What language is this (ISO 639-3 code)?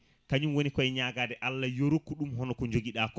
ful